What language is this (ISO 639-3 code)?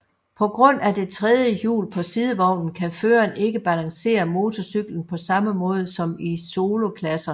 dan